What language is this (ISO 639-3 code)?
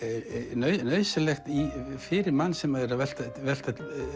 isl